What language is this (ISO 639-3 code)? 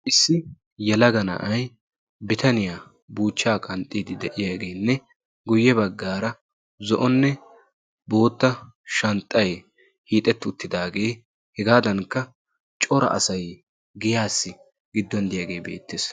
wal